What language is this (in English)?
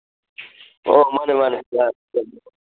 Manipuri